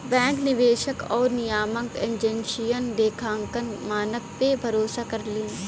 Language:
Bhojpuri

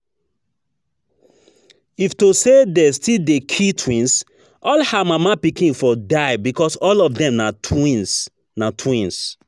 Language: Nigerian Pidgin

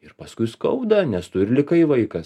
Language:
Lithuanian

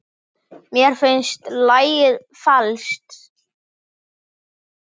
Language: Icelandic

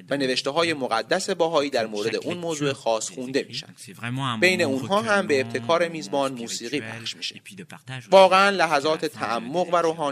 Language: Persian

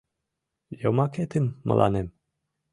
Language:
Mari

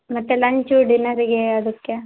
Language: Kannada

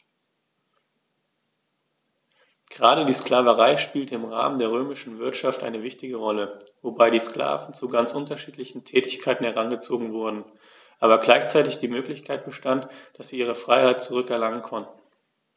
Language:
German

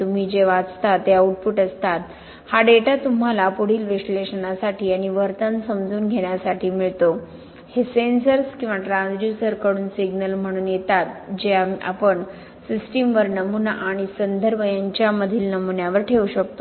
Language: Marathi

